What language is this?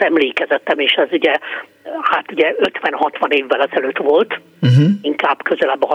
Hungarian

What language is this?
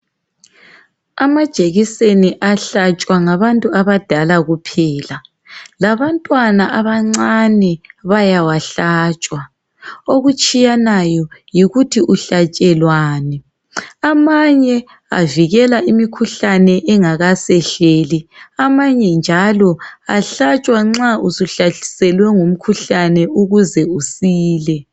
North Ndebele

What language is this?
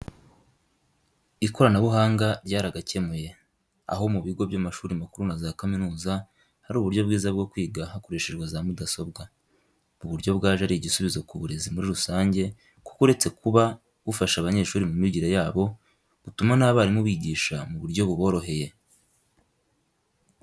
Kinyarwanda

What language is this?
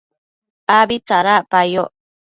Matsés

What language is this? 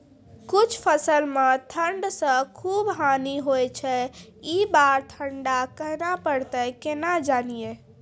Maithili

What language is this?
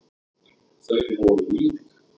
Icelandic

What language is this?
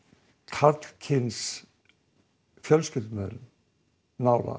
Icelandic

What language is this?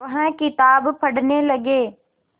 Hindi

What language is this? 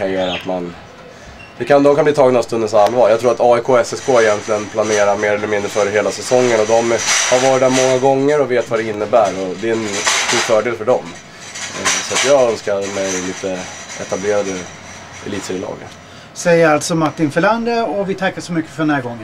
Swedish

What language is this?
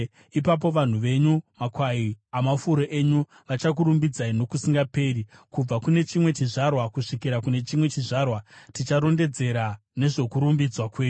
Shona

